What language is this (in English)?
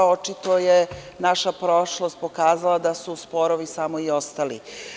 Serbian